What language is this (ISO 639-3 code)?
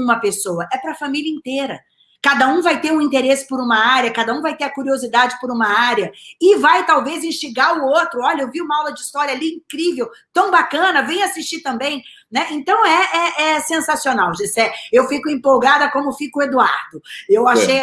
por